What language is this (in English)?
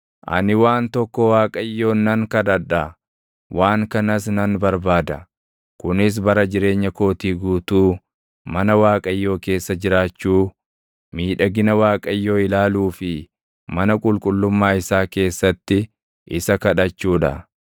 Oromo